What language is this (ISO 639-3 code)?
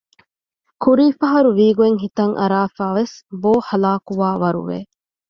div